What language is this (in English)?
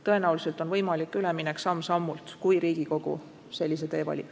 Estonian